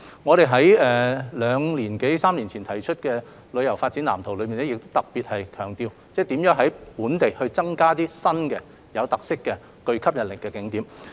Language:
Cantonese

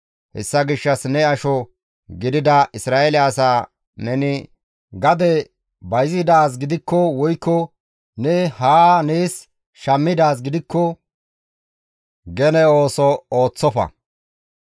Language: Gamo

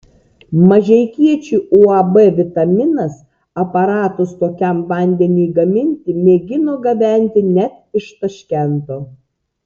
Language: Lithuanian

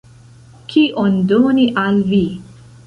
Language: Esperanto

